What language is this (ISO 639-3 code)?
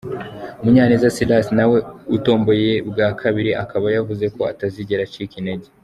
kin